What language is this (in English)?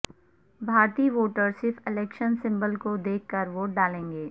Urdu